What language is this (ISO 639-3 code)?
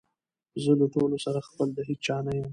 pus